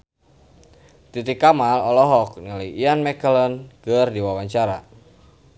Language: Sundanese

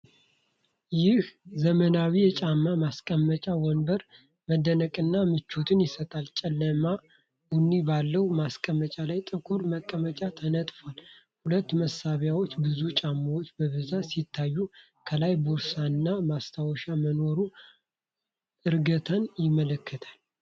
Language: Amharic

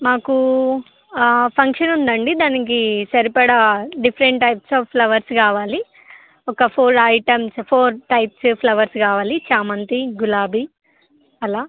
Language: Telugu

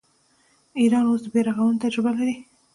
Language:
Pashto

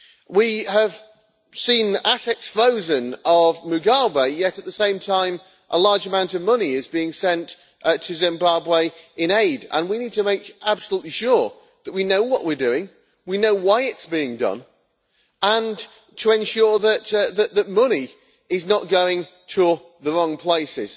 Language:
English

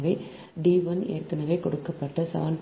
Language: Tamil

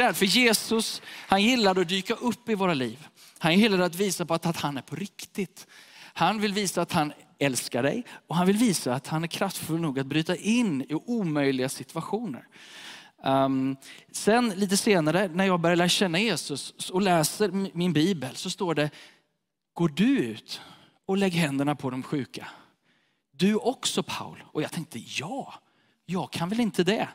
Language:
Swedish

